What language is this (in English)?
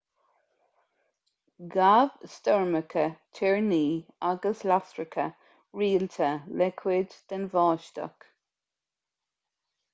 Irish